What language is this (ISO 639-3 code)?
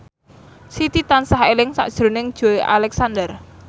jav